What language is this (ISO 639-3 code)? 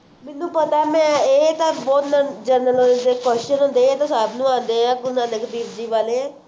pan